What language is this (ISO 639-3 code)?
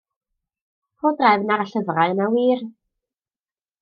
cym